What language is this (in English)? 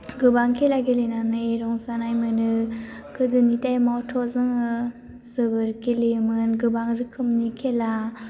Bodo